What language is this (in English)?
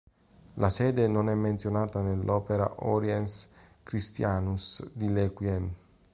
Italian